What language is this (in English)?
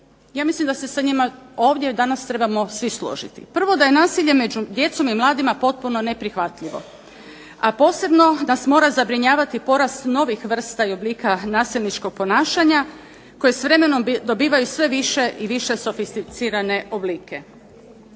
Croatian